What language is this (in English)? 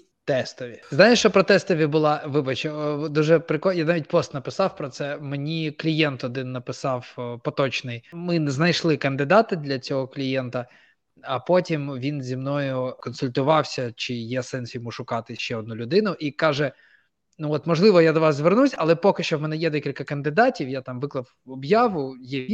Ukrainian